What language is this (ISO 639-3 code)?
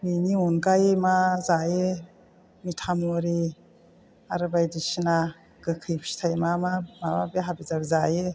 brx